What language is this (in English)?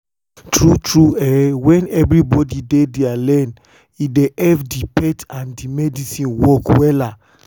Nigerian Pidgin